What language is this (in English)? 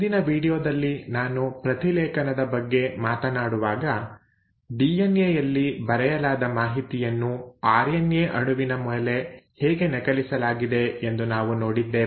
Kannada